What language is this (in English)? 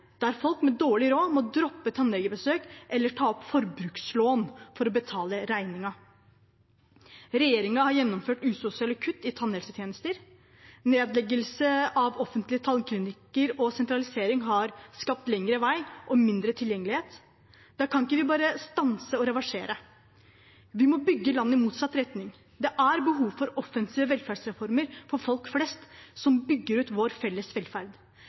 Norwegian Bokmål